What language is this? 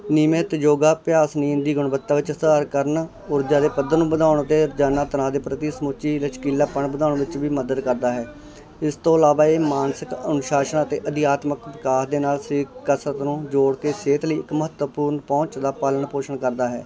Punjabi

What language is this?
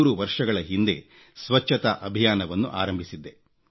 Kannada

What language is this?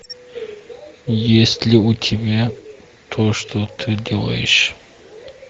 Russian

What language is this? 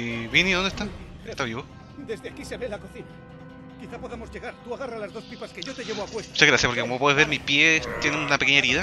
Spanish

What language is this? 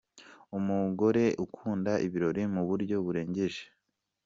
Kinyarwanda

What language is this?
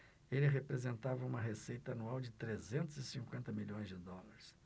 Portuguese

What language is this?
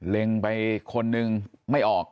Thai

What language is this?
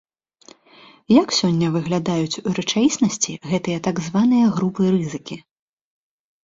Belarusian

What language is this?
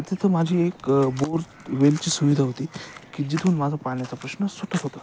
Marathi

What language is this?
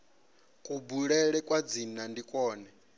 Venda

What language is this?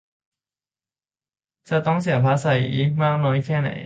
Thai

